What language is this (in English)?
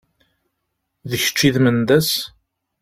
Kabyle